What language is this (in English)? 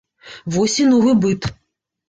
Belarusian